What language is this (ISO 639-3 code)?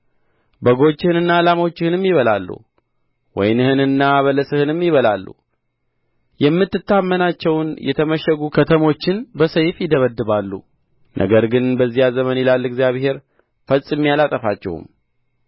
amh